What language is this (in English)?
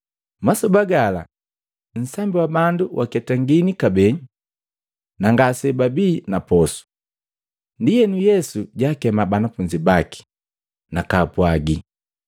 Matengo